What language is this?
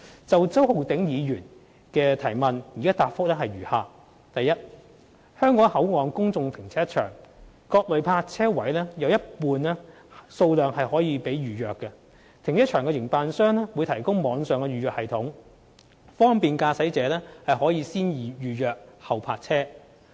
Cantonese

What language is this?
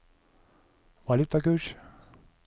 Norwegian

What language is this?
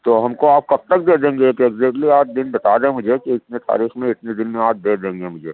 Urdu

